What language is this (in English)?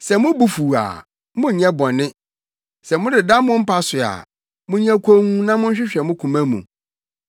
Akan